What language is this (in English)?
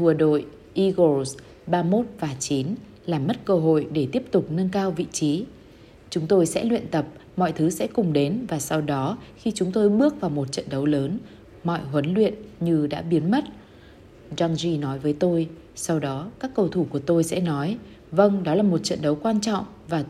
Vietnamese